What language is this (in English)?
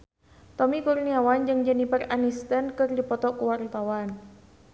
Sundanese